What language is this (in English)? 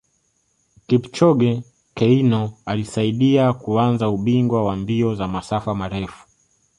Swahili